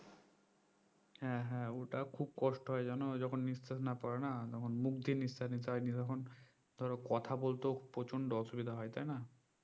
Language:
Bangla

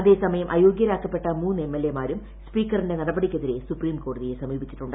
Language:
Malayalam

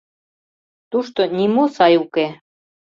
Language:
Mari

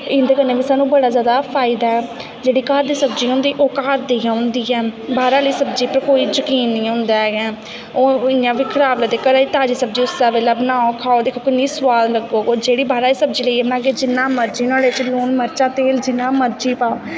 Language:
Dogri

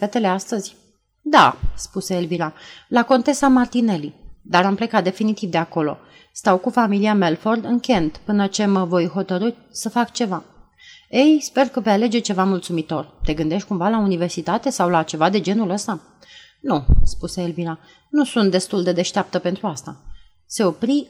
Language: Romanian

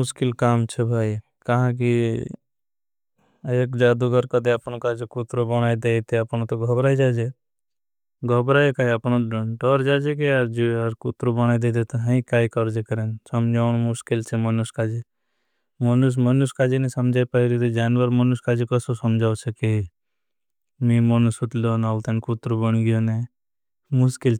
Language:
Bhili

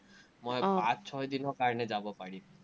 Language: Assamese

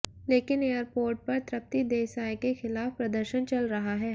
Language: Hindi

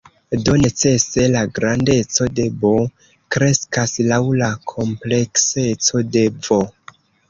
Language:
Esperanto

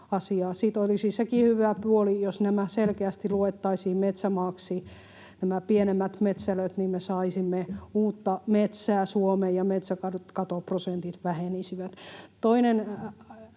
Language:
Finnish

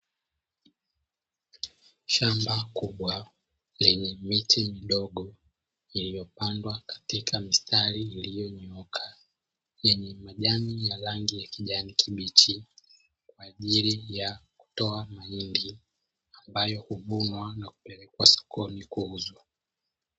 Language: Swahili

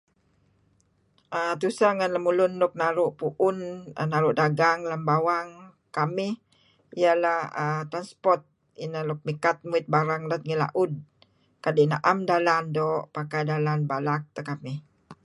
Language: Kelabit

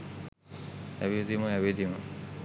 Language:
Sinhala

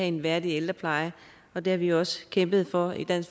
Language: Danish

